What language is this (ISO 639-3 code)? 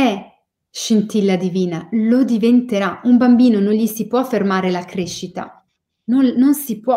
ita